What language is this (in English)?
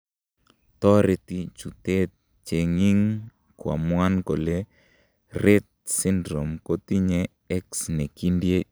Kalenjin